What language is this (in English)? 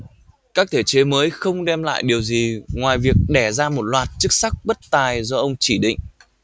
Vietnamese